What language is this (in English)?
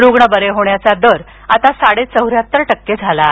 Marathi